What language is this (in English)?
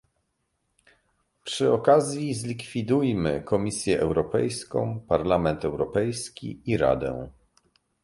Polish